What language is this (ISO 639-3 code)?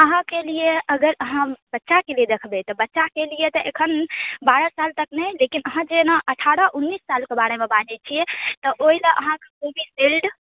mai